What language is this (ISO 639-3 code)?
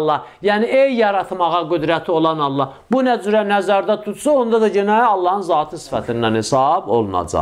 tur